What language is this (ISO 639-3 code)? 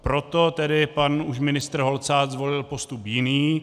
ces